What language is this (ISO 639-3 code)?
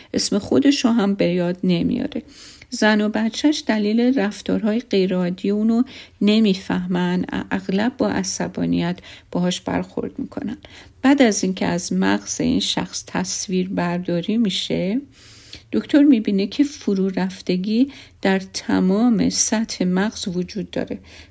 fas